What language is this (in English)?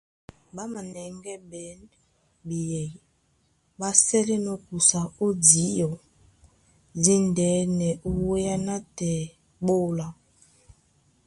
Duala